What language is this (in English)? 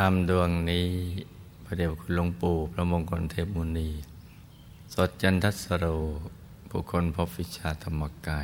Thai